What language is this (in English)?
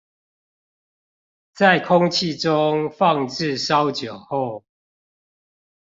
Chinese